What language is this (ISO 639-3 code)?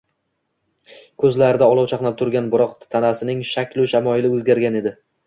uzb